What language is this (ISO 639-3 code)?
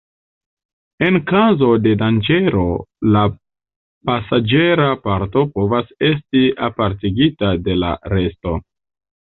epo